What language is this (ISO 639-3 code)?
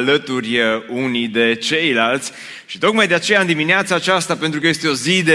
ron